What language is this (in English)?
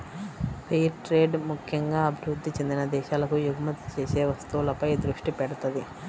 Telugu